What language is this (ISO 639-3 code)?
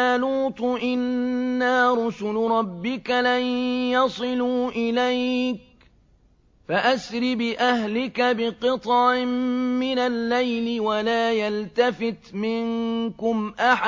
ara